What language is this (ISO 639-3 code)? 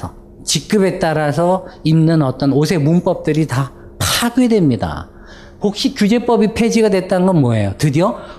kor